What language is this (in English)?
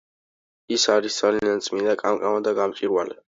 Georgian